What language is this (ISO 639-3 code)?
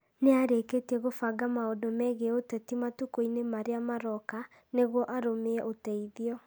kik